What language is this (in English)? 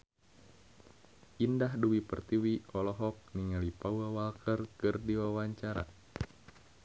Sundanese